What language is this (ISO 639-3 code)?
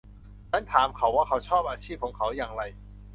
tha